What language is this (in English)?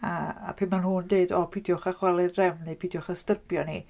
Welsh